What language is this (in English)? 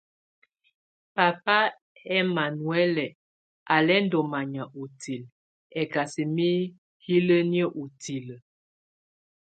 Tunen